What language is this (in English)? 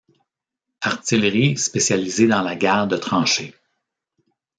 French